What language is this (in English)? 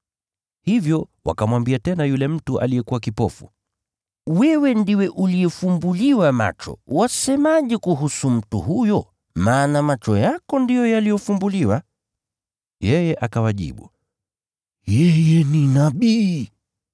Swahili